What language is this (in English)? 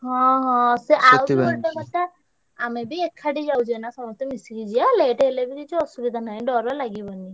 Odia